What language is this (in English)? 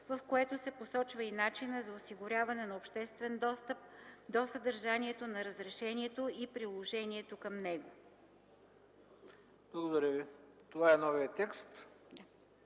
Bulgarian